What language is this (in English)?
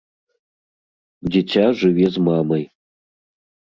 Belarusian